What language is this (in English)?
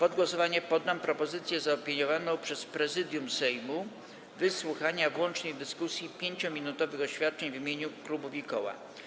Polish